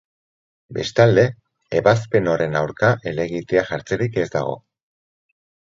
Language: Basque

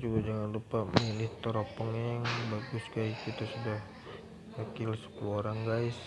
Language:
Indonesian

